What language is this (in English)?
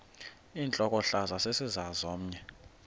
Xhosa